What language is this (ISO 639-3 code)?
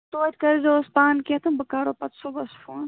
kas